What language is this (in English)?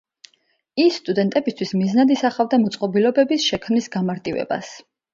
Georgian